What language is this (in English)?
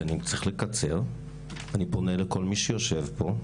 Hebrew